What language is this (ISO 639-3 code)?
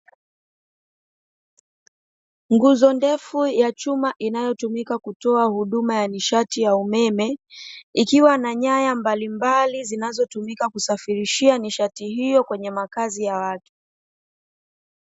swa